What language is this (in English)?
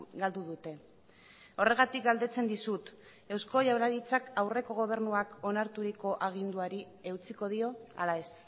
Basque